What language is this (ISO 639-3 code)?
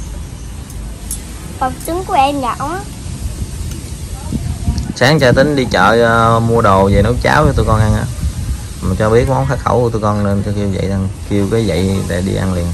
vie